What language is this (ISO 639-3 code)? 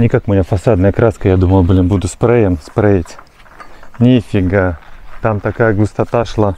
rus